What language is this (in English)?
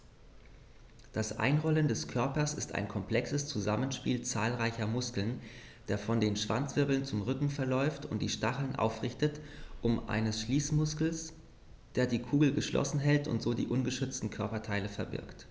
German